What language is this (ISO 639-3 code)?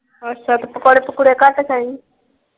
pan